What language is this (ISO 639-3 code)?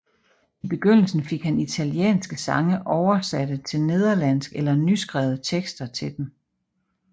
dan